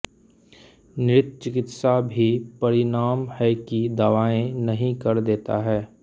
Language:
Hindi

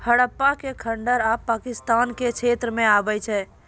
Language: Maithili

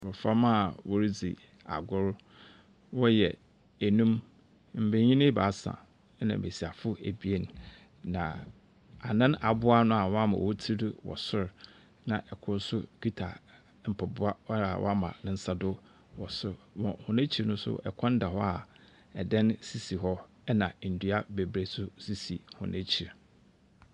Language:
Akan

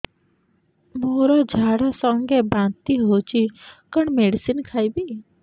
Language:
Odia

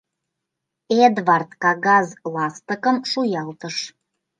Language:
Mari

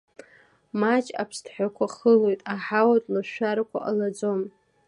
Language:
Abkhazian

